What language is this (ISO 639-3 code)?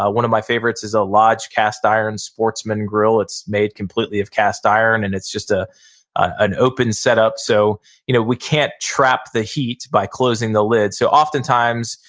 eng